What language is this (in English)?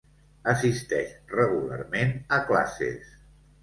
Catalan